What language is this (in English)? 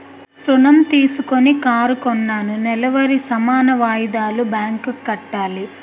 Telugu